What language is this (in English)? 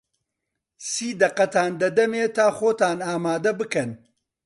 Central Kurdish